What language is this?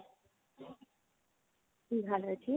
Punjabi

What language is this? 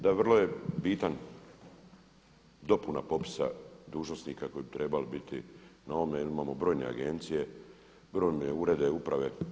Croatian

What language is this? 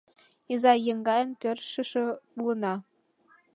Mari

